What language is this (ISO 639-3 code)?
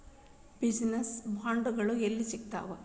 kan